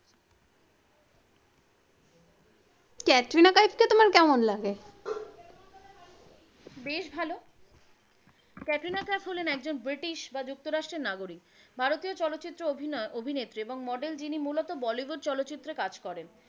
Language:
Bangla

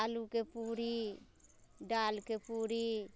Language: Maithili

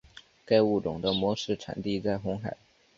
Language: Chinese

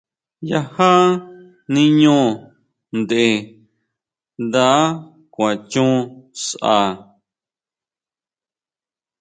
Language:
Huautla Mazatec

